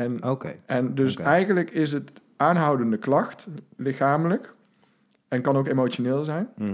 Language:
Dutch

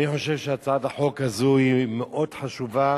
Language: Hebrew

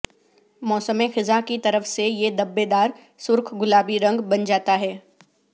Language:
Urdu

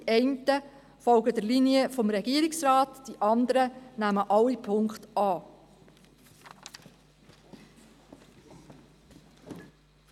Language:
Swiss German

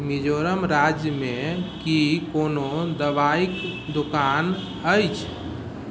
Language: Maithili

